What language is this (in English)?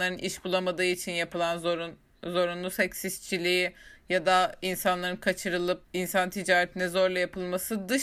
Turkish